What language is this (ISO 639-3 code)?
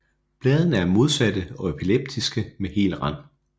dan